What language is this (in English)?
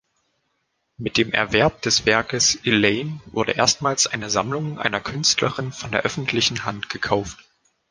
German